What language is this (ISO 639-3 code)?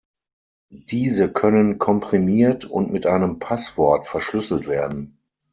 deu